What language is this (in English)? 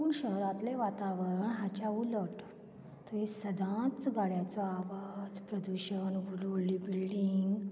Konkani